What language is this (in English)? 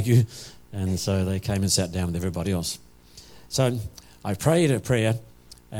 English